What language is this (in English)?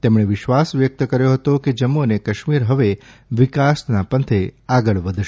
Gujarati